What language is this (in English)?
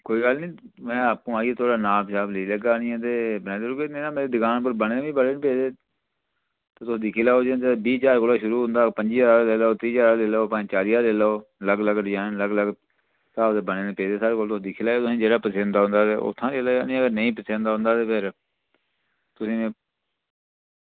Dogri